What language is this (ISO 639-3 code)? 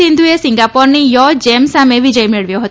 guj